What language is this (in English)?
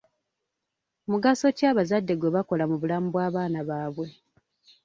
Ganda